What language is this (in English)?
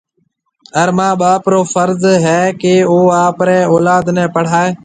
Marwari (Pakistan)